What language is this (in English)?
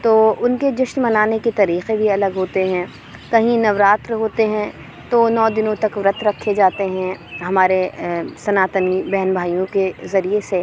Urdu